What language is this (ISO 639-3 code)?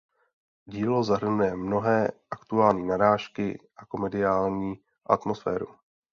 ces